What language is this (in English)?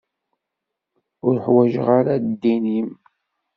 Kabyle